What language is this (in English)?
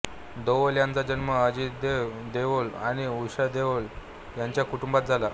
Marathi